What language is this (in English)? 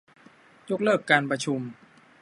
Thai